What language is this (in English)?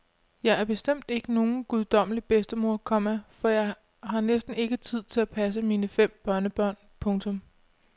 Danish